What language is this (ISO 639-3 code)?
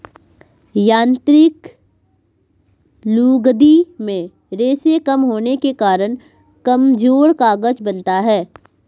hin